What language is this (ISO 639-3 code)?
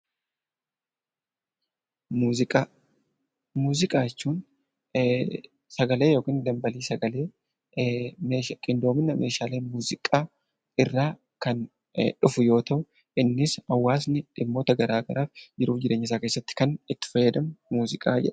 orm